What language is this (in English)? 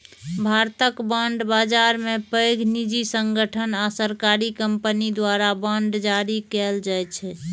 Maithili